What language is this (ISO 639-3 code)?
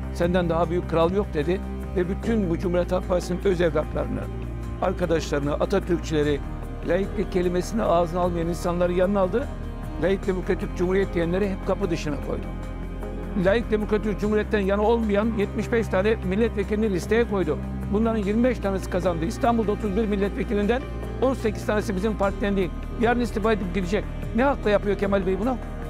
tur